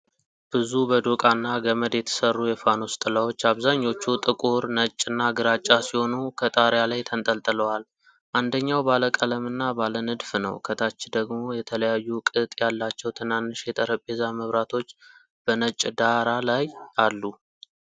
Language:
Amharic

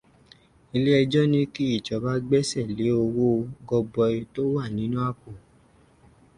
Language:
Yoruba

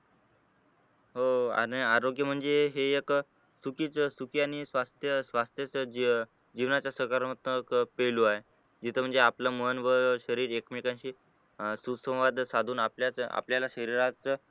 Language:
Marathi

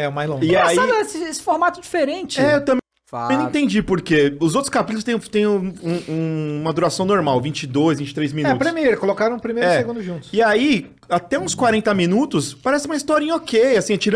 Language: Portuguese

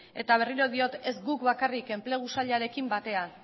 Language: Basque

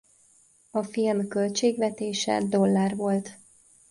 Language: Hungarian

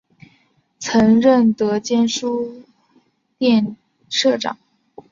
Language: Chinese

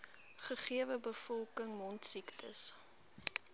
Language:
Afrikaans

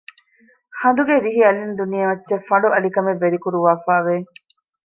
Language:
Divehi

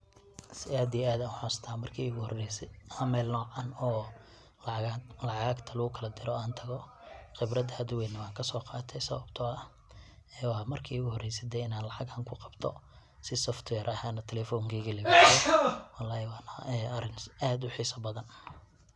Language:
Somali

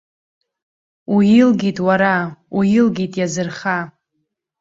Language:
Abkhazian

